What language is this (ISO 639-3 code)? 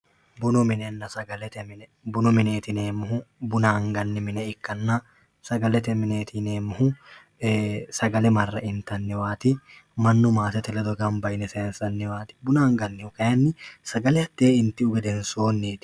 sid